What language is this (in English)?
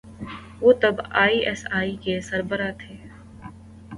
Urdu